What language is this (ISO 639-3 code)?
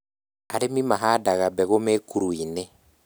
kik